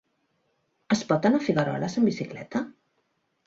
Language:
Catalan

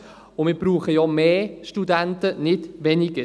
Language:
Swiss German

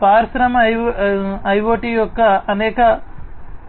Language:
Telugu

